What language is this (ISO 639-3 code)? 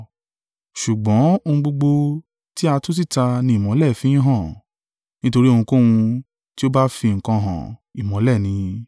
yor